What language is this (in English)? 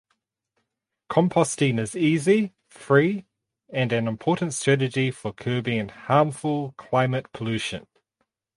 English